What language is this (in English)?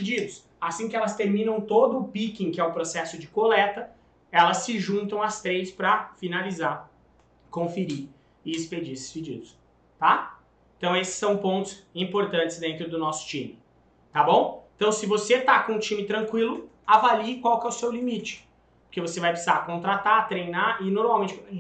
Portuguese